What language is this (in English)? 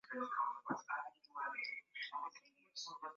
Swahili